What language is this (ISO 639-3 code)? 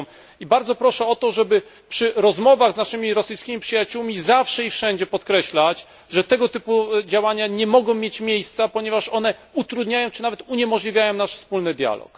pol